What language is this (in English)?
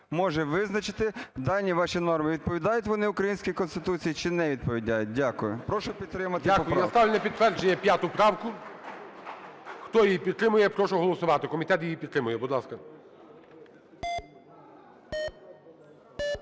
Ukrainian